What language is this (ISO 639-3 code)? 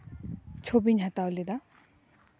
sat